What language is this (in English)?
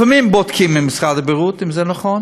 Hebrew